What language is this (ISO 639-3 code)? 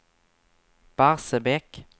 swe